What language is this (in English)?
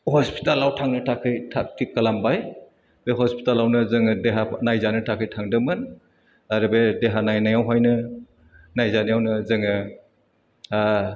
Bodo